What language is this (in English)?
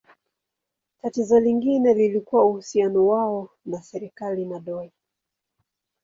Swahili